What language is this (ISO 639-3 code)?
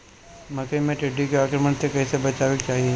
bho